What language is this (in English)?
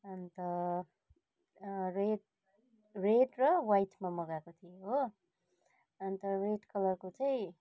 Nepali